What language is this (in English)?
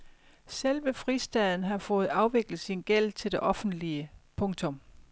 Danish